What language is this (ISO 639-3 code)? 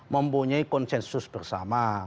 ind